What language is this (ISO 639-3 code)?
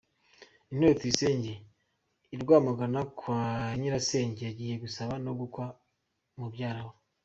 kin